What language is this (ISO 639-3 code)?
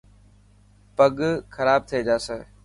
mki